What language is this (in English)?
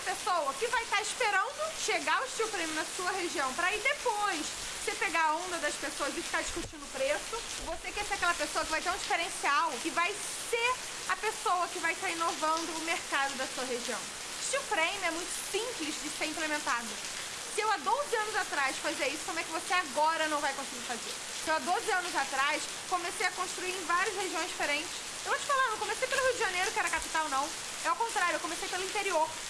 Portuguese